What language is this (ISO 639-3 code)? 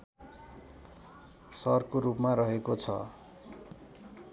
nep